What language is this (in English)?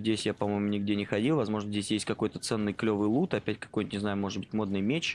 Russian